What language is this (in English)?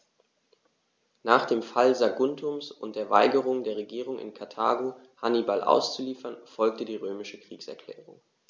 German